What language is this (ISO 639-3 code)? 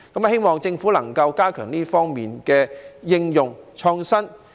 yue